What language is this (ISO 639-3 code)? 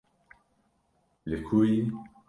kur